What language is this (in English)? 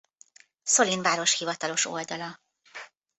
Hungarian